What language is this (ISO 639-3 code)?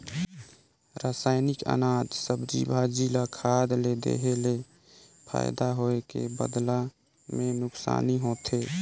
hne